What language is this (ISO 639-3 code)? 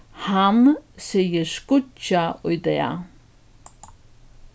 fao